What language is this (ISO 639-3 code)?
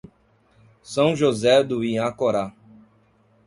por